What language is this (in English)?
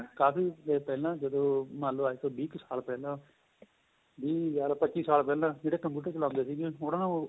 Punjabi